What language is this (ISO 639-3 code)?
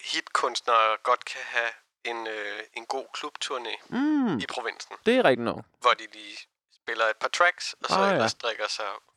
dan